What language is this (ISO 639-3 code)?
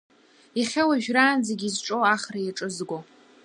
abk